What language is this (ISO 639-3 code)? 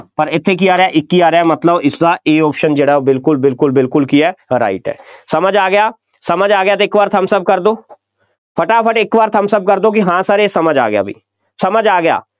pan